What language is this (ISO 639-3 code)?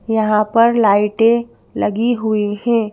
hin